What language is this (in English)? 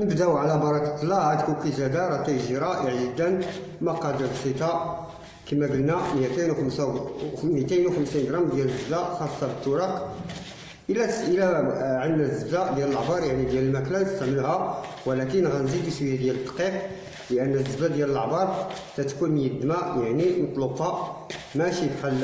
Arabic